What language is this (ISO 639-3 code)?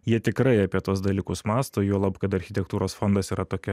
lit